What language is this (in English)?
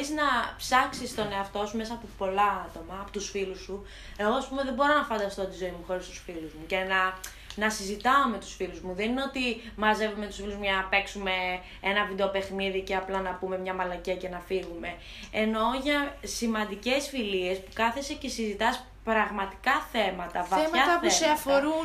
Greek